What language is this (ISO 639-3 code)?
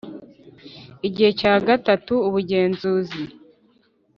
kin